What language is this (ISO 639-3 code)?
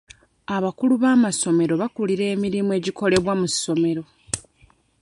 lug